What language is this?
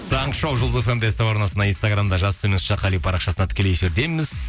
Kazakh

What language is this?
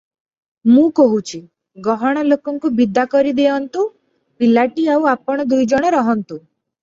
Odia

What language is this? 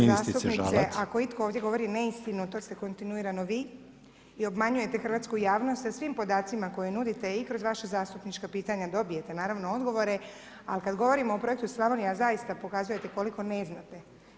Croatian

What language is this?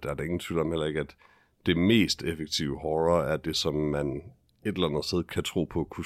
Danish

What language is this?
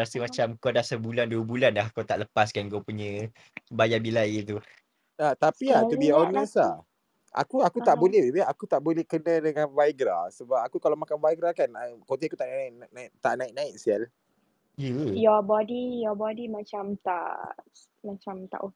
Malay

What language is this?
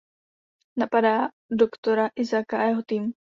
Czech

